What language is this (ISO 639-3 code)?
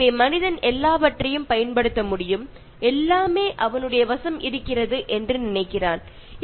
mal